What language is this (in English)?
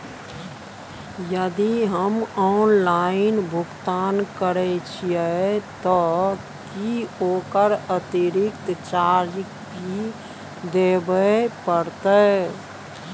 Maithili